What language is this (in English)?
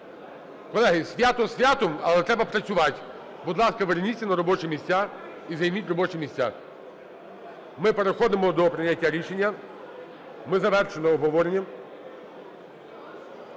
Ukrainian